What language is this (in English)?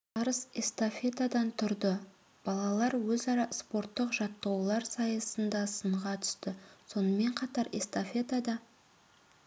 Kazakh